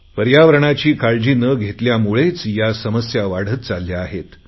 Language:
Marathi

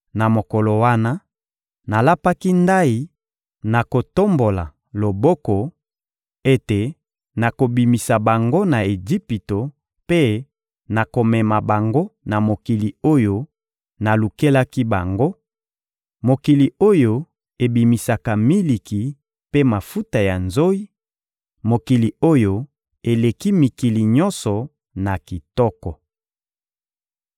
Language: Lingala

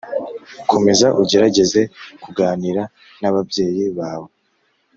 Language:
Kinyarwanda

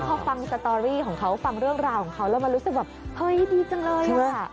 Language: Thai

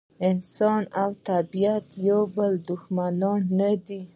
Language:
Pashto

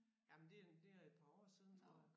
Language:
Danish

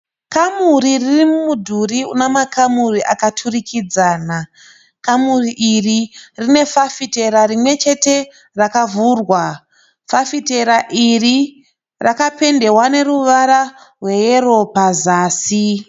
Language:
Shona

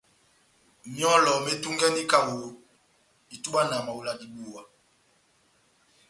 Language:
Batanga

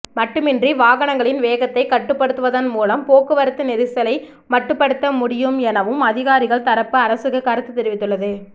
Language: Tamil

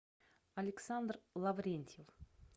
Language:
Russian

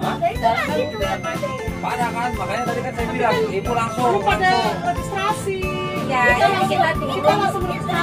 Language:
Indonesian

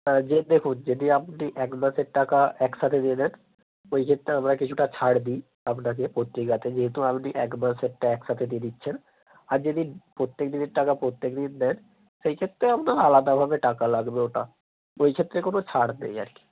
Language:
Bangla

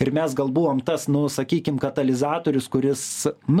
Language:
Lithuanian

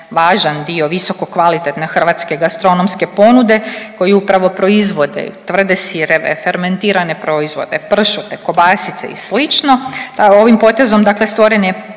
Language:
Croatian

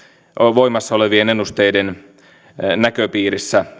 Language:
Finnish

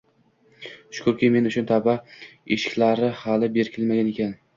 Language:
Uzbek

